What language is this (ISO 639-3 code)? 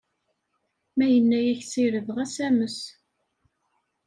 kab